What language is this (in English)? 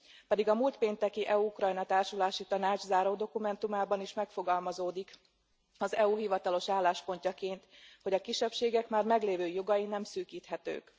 Hungarian